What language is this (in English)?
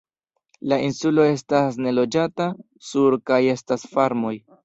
Esperanto